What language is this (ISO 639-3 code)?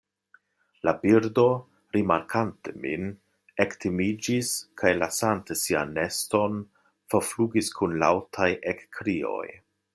epo